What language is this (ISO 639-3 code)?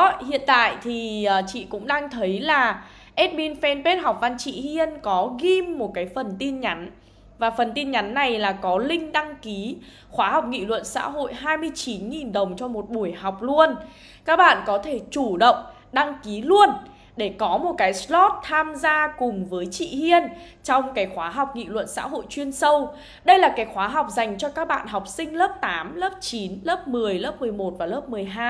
vie